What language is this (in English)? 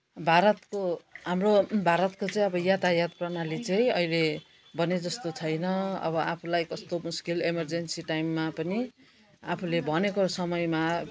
Nepali